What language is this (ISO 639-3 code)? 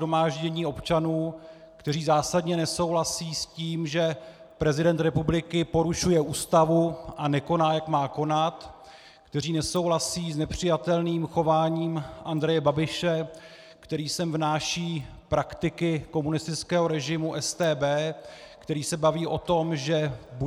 ces